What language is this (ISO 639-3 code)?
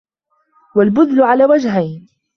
ara